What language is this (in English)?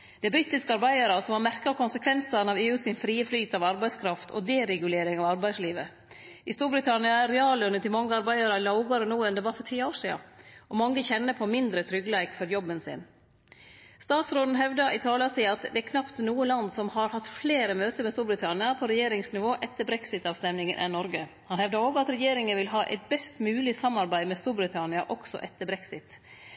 Norwegian Nynorsk